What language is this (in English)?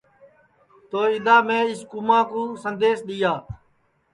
Sansi